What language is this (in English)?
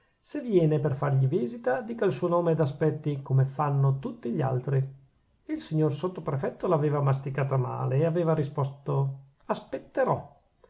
Italian